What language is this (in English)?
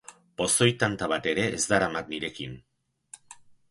Basque